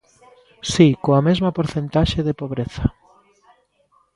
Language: Galician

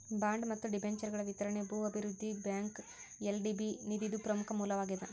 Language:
Kannada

